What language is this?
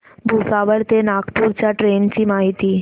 Marathi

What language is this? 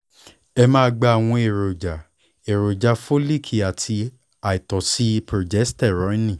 Yoruba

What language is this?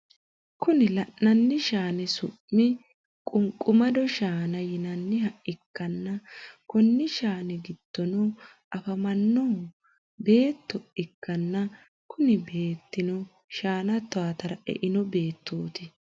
Sidamo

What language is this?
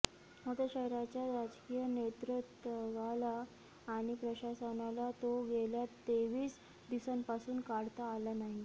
Marathi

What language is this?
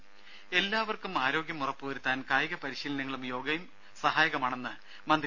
Malayalam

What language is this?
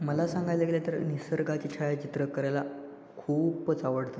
Marathi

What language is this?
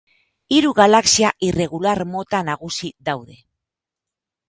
Basque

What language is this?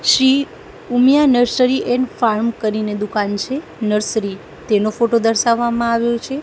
Gujarati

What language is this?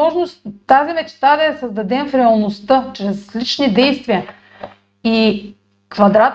Bulgarian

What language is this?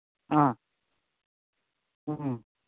Manipuri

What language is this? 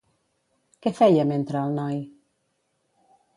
Catalan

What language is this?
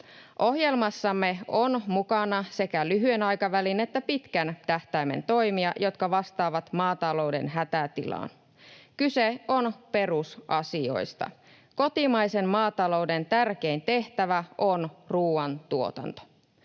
Finnish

